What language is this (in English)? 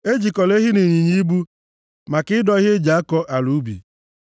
Igbo